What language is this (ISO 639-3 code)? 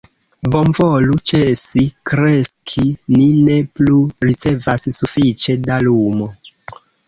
epo